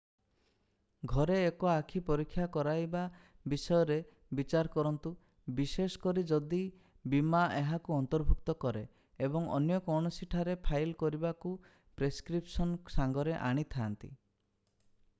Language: Odia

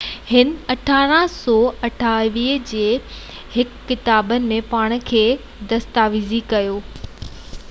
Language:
Sindhi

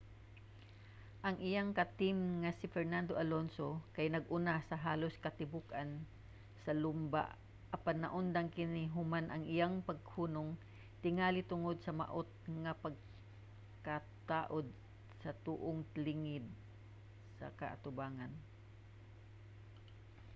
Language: Cebuano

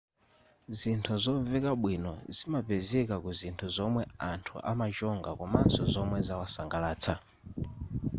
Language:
Nyanja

